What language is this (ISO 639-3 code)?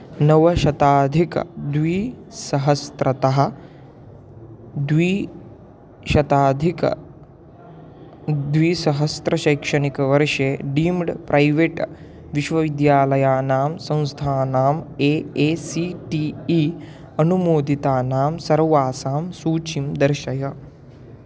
san